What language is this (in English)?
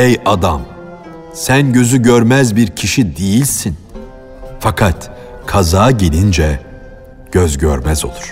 Turkish